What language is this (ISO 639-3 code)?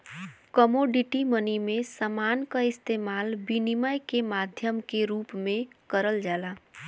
bho